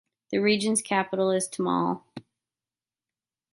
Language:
English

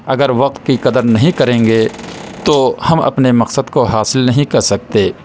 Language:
Urdu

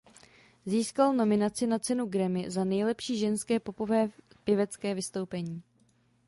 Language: Czech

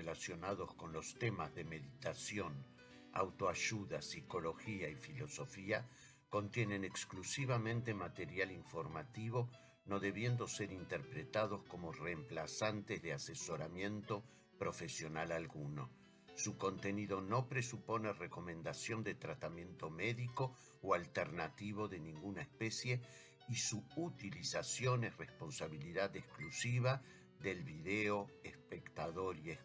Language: Spanish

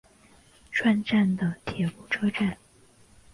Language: Chinese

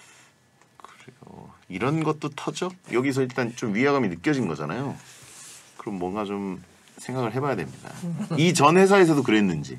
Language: Korean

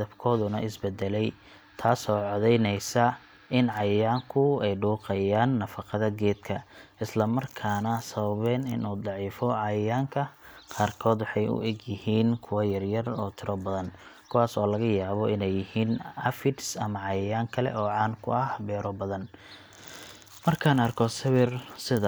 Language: Somali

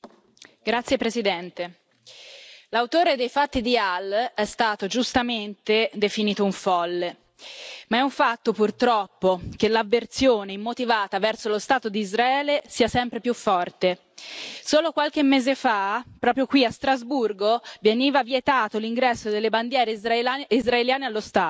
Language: Italian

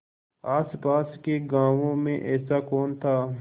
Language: Hindi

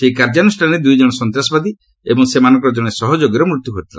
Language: Odia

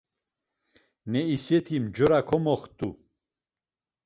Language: Laz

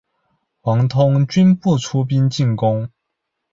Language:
Chinese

